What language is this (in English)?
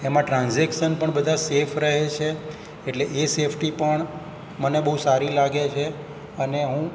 Gujarati